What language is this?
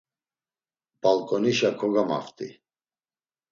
Laz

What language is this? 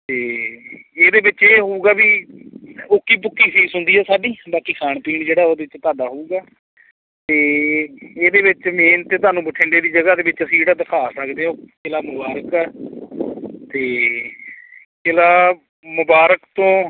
Punjabi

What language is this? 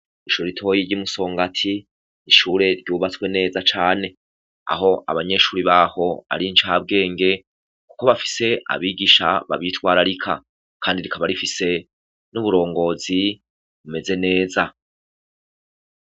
Rundi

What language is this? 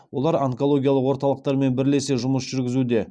Kazakh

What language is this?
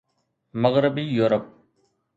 Sindhi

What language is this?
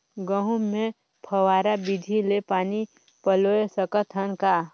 Chhattisgarhi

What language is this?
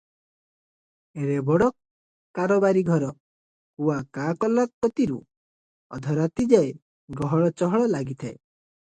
Odia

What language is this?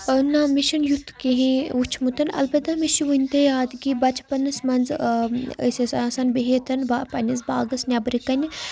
Kashmiri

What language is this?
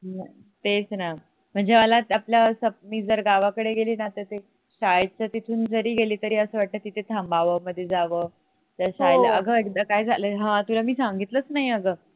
Marathi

